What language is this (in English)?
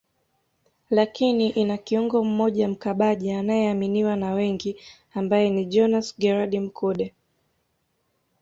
Swahili